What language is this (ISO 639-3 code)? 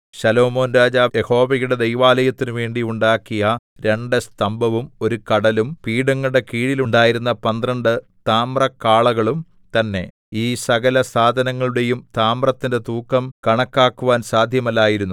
mal